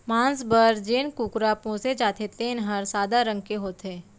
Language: Chhattisgarhi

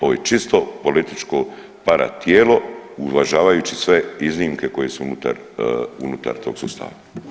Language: Croatian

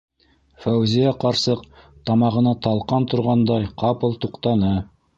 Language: Bashkir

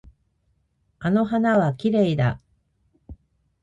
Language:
Japanese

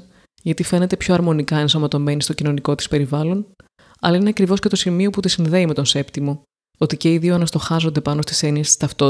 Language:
Greek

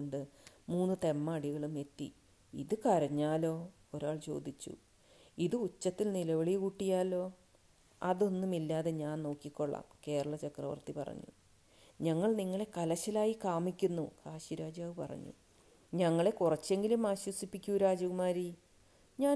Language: Malayalam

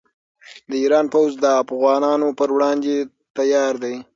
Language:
Pashto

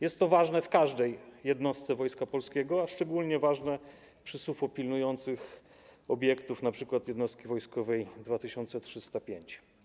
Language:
Polish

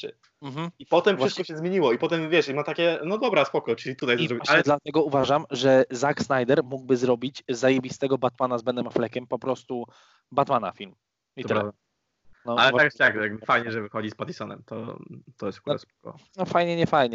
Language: Polish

